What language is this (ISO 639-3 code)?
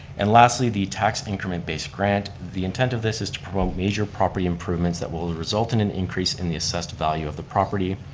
eng